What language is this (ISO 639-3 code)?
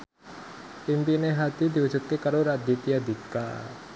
jav